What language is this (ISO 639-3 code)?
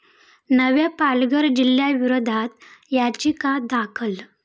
mar